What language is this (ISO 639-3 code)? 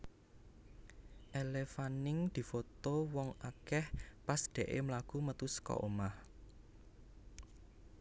jav